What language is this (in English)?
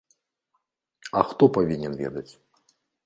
Belarusian